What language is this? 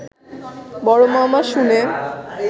Bangla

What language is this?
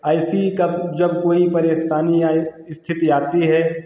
Hindi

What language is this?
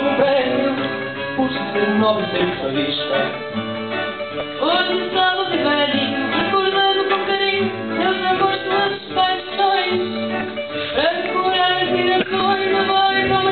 Arabic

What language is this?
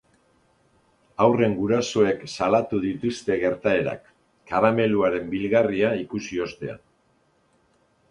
Basque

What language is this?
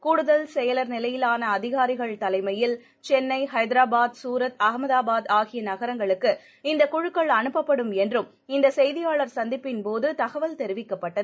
Tamil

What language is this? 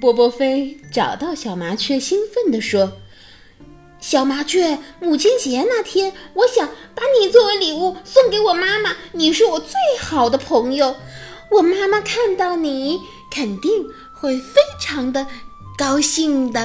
Chinese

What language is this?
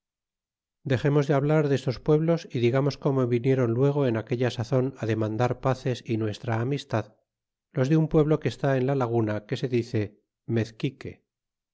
Spanish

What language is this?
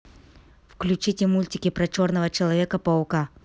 Russian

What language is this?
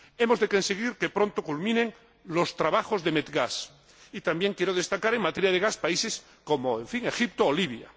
Spanish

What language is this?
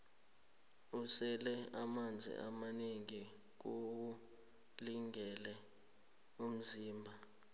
South Ndebele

